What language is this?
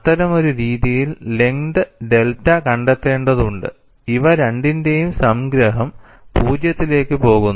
Malayalam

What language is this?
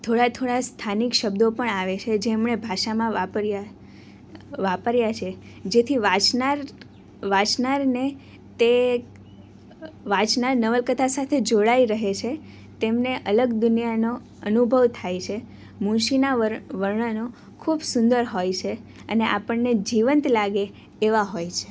Gujarati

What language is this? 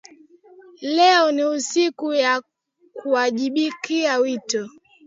Swahili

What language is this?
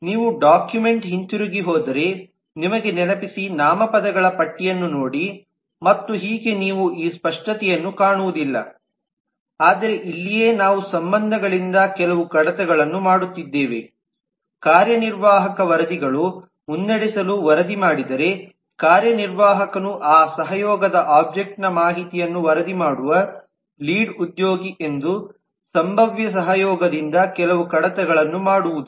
Kannada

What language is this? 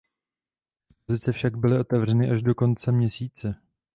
Czech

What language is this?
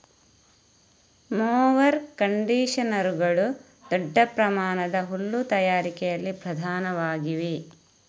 Kannada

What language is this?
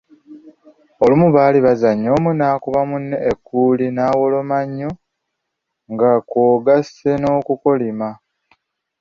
Ganda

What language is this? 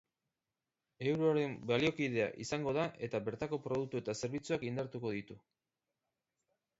Basque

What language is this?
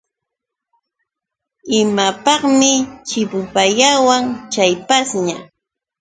Yauyos Quechua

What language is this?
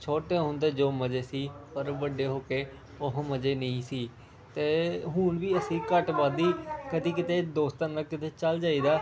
Punjabi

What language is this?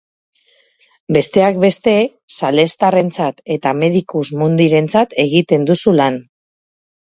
Basque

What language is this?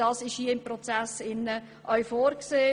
Swiss German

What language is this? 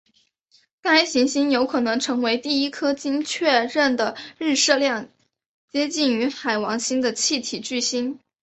Chinese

